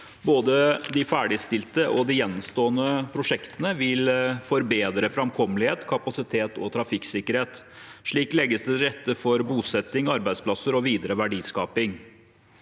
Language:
Norwegian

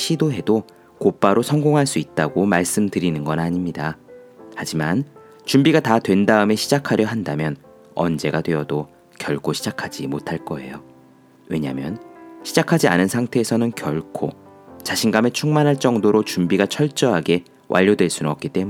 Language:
Korean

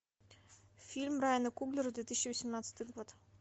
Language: Russian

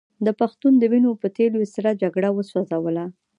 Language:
Pashto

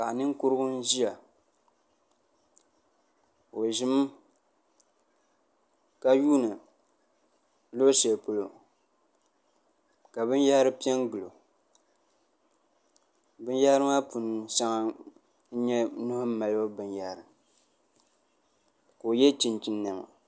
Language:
Dagbani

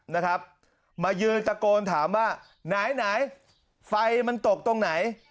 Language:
Thai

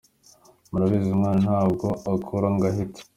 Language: Kinyarwanda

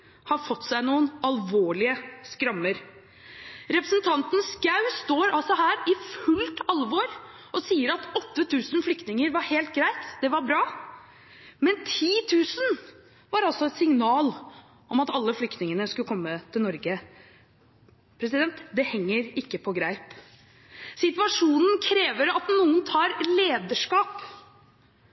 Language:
Norwegian Bokmål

